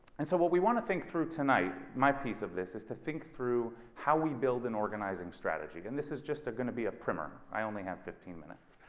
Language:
English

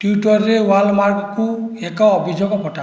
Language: Odia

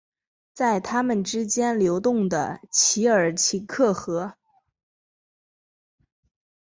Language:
Chinese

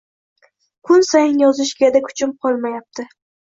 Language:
Uzbek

